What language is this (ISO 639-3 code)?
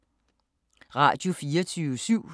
dan